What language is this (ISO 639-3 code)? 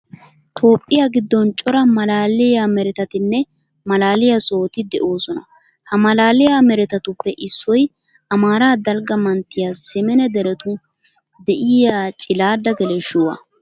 wal